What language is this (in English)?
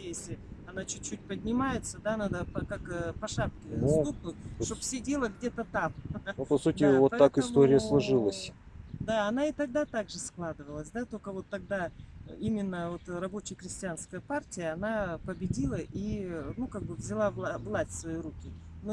Russian